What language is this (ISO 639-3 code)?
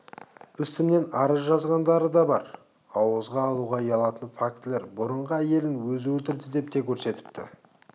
kaz